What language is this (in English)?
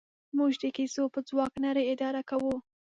Pashto